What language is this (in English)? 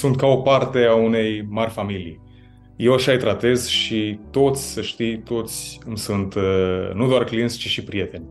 Romanian